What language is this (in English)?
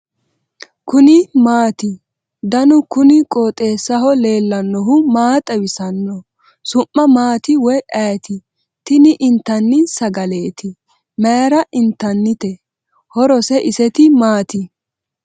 Sidamo